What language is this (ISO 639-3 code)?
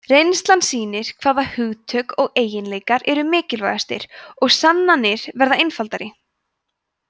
isl